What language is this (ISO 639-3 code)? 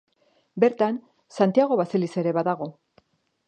eus